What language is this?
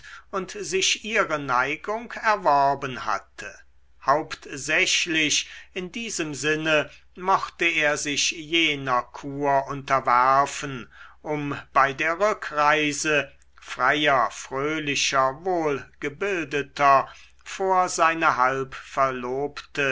German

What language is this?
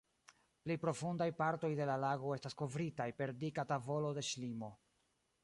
Esperanto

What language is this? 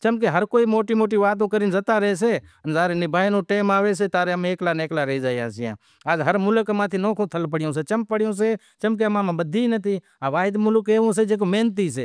Wadiyara Koli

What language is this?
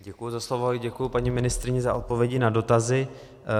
Czech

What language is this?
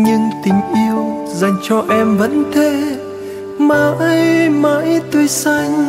Vietnamese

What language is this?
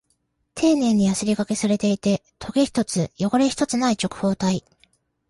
Japanese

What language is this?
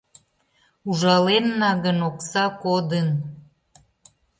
Mari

